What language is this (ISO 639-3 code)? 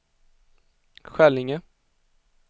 swe